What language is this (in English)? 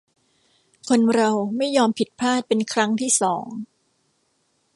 Thai